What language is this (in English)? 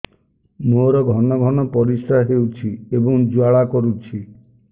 Odia